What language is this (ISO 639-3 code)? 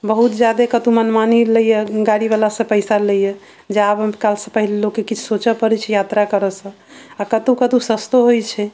mai